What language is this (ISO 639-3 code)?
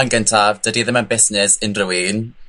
cym